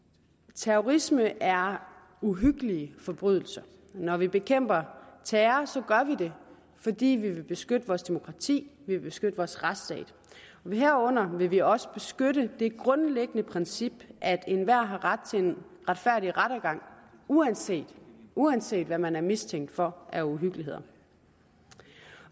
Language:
Danish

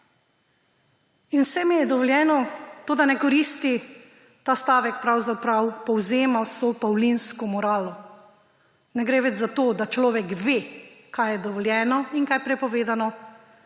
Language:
Slovenian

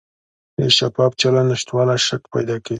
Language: Pashto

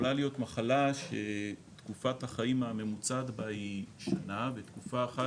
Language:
Hebrew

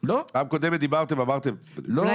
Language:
Hebrew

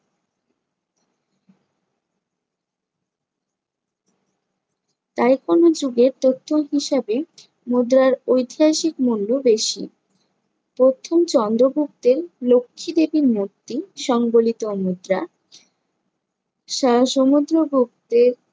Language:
Bangla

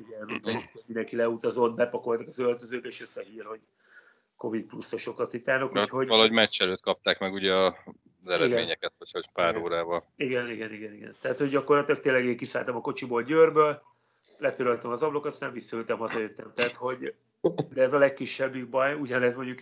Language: Hungarian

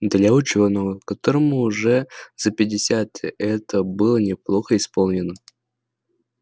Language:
Russian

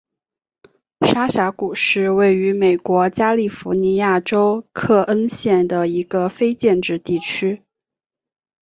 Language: Chinese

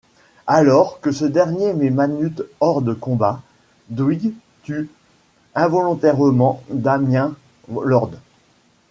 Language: French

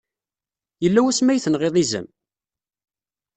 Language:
Kabyle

